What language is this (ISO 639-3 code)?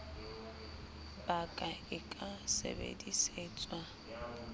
sot